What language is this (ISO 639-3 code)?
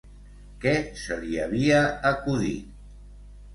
cat